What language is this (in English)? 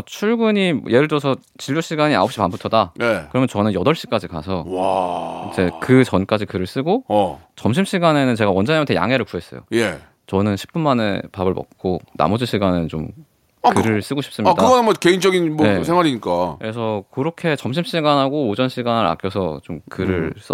Korean